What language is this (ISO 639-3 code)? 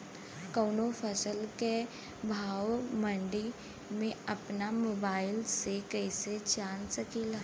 bho